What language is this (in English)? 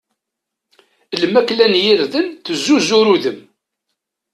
Kabyle